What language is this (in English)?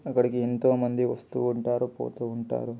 Telugu